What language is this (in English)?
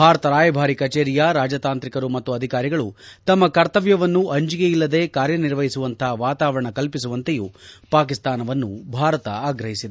Kannada